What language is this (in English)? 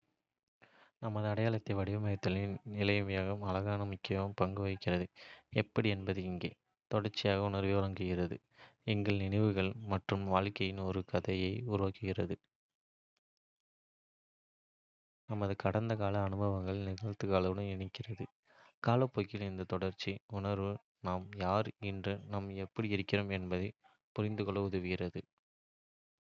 Kota (India)